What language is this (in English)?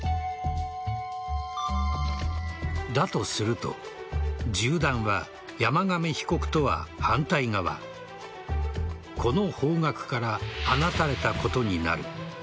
Japanese